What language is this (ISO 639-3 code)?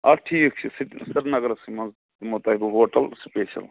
kas